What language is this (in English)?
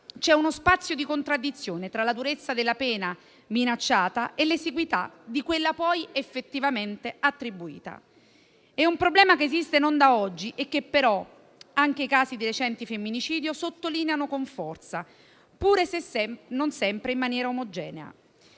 Italian